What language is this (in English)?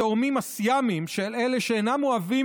Hebrew